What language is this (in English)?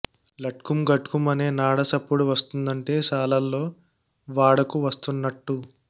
Telugu